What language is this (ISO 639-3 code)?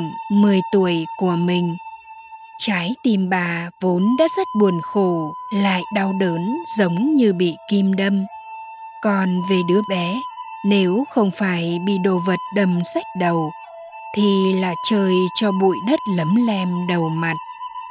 vie